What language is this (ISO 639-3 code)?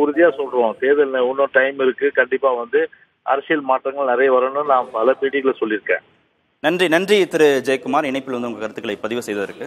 tam